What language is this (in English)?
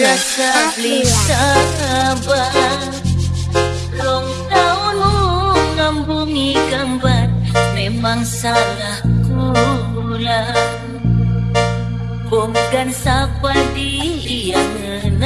Indonesian